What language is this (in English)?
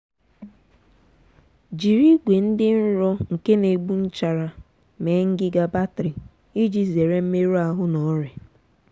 Igbo